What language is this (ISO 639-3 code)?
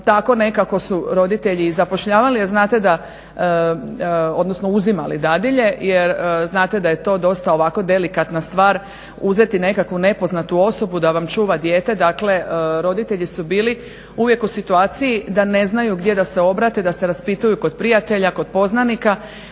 hrv